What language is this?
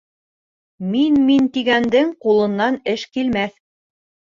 Bashkir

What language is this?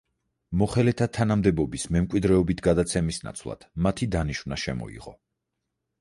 Georgian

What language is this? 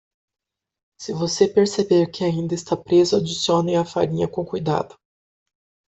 Portuguese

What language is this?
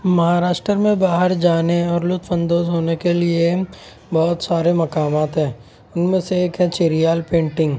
Urdu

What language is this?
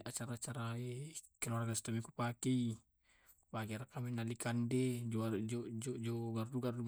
Tae'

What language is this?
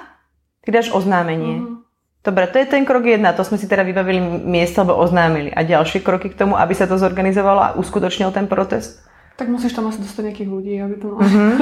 Slovak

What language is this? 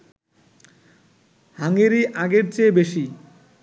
Bangla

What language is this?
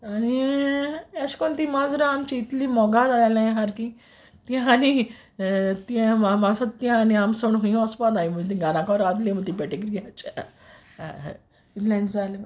Konkani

